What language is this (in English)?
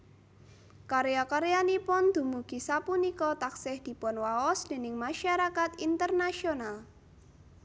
Javanese